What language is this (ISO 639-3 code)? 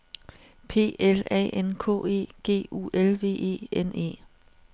dan